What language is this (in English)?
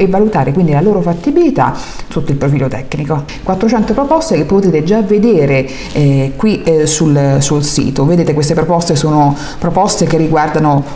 Italian